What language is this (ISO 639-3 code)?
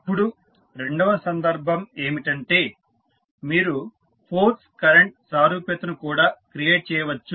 tel